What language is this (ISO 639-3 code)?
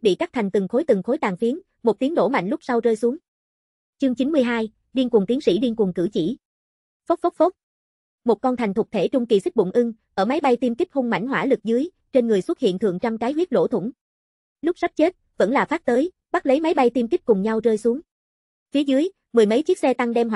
vie